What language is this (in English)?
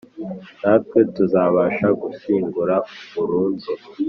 Kinyarwanda